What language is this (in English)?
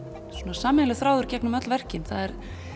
Icelandic